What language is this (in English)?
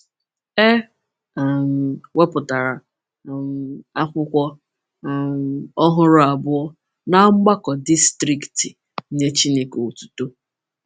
Igbo